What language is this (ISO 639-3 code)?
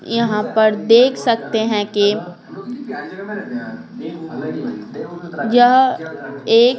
hin